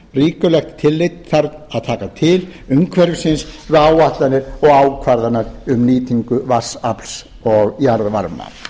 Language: Icelandic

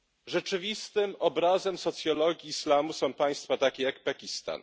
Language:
Polish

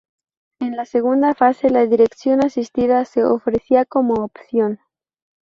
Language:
Spanish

